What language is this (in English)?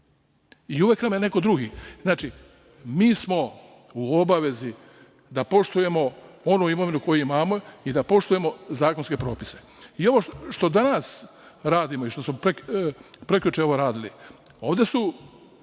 Serbian